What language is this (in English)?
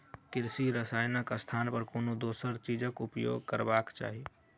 Maithili